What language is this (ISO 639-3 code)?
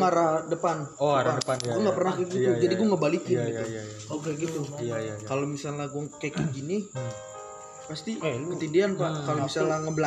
ind